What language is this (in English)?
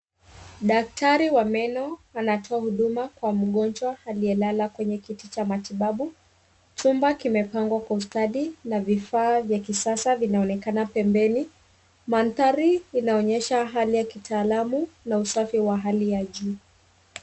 Swahili